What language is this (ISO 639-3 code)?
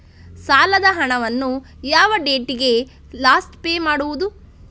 kan